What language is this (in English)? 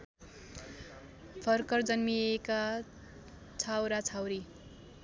Nepali